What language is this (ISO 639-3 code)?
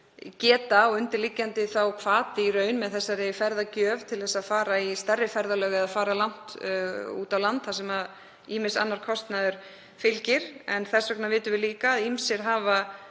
isl